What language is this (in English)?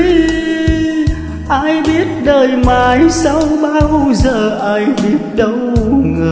Vietnamese